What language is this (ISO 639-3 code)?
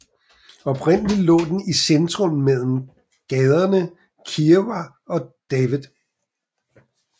dan